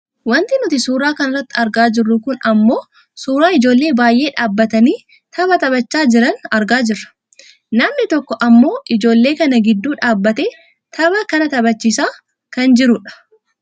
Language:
Oromo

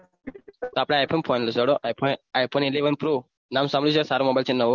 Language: Gujarati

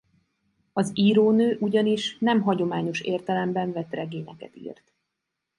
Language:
Hungarian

